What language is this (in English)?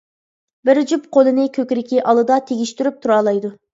Uyghur